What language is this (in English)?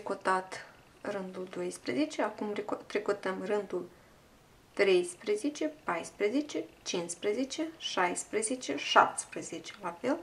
Romanian